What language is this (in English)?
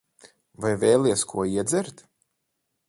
Latvian